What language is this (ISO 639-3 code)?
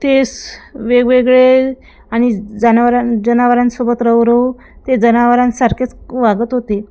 mar